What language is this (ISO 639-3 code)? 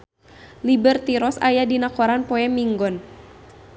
sun